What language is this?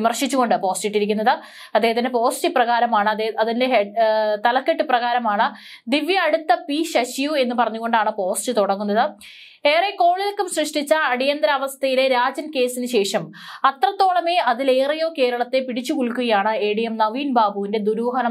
Malayalam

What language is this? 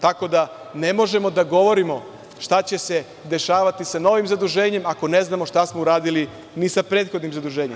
Serbian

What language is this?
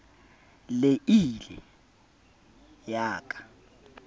Southern Sotho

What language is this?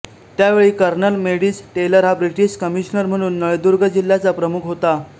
Marathi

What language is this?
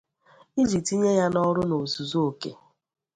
Igbo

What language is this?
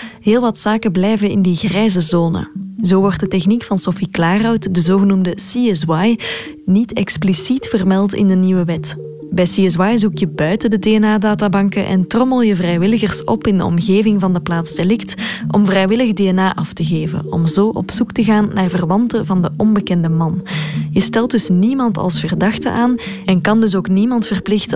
Dutch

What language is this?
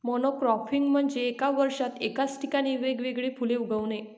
Marathi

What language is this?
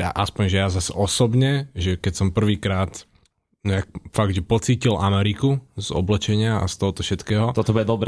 Slovak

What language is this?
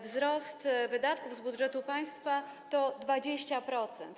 Polish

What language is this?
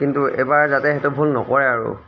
Assamese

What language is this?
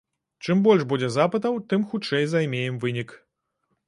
Belarusian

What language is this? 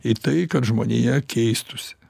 Lithuanian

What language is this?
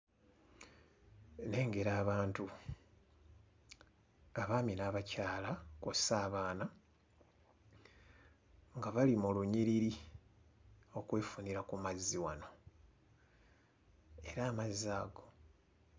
Ganda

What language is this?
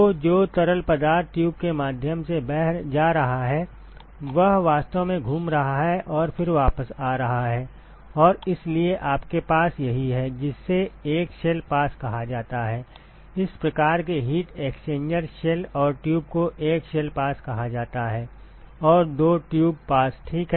Hindi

